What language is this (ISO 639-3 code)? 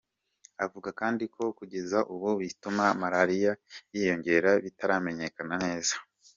kin